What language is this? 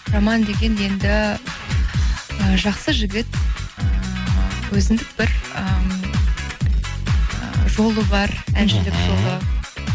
Kazakh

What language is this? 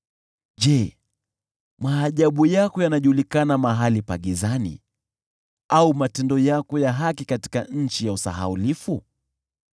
Swahili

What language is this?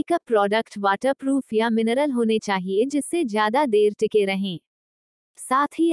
Hindi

